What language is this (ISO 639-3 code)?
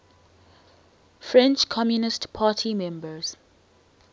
eng